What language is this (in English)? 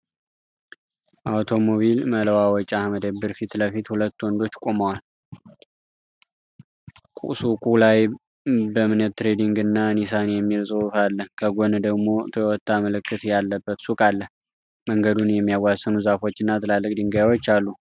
Amharic